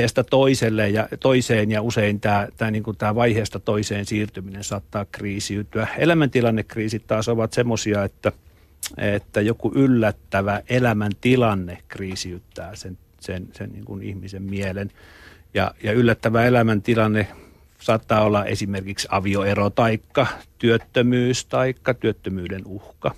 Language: Finnish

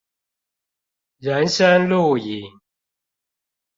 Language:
Chinese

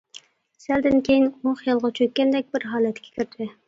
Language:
Uyghur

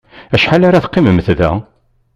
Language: Kabyle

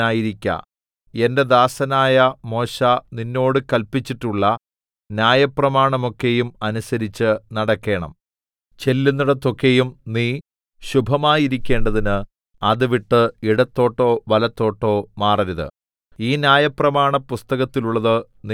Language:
Malayalam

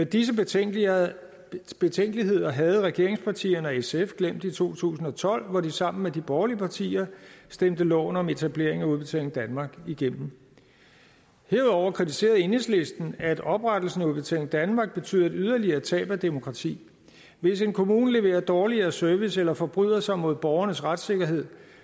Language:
Danish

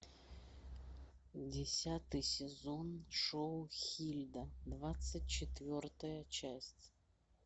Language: Russian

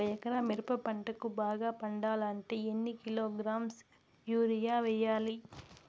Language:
Telugu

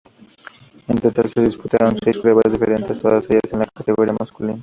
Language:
Spanish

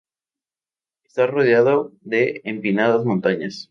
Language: Spanish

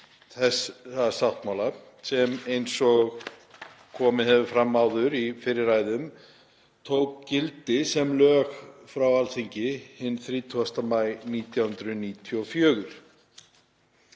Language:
Icelandic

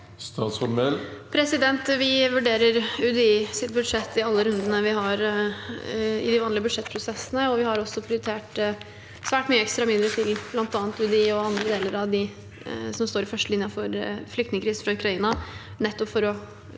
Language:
Norwegian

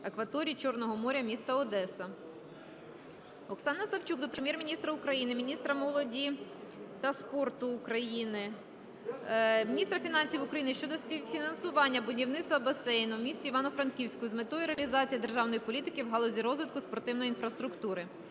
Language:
Ukrainian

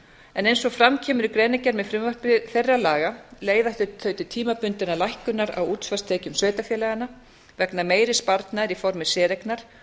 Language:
Icelandic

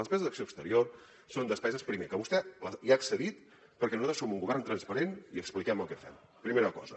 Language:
Catalan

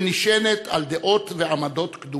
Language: Hebrew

